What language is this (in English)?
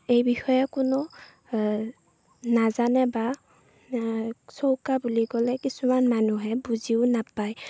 Assamese